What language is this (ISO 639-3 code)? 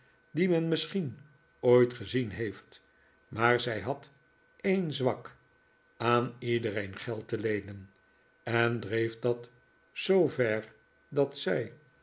nld